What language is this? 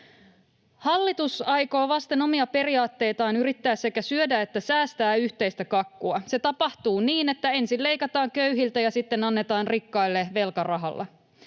Finnish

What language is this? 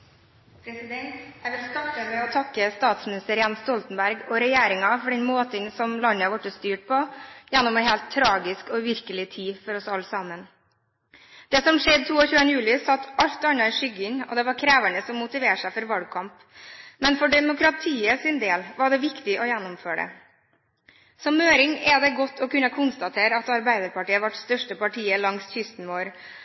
Norwegian Bokmål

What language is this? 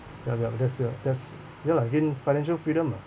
English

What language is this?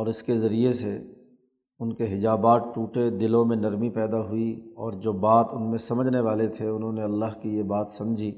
Urdu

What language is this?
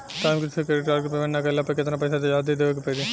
Bhojpuri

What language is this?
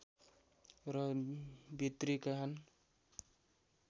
Nepali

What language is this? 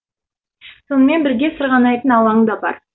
Kazakh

